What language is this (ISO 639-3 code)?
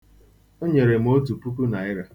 ibo